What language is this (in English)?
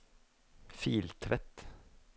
Norwegian